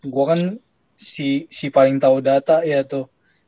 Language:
Indonesian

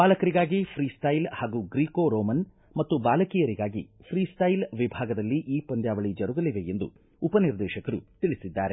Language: Kannada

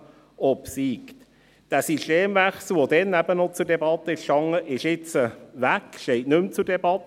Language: Swiss German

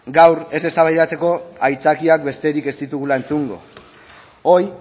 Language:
Basque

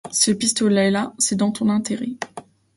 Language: French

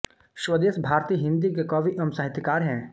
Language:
Hindi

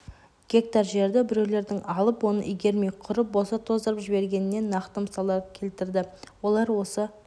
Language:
Kazakh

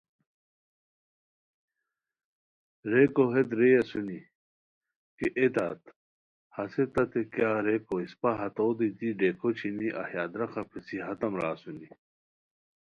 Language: Khowar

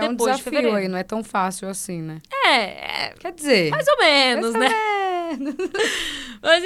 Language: Portuguese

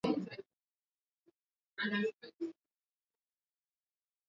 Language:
Swahili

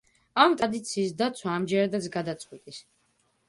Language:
Georgian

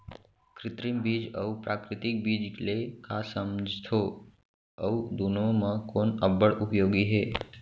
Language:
Chhattisgarhi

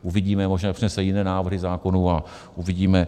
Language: Czech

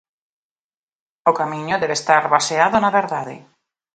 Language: Galician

